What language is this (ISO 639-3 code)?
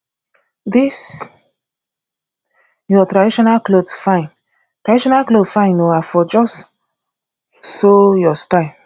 pcm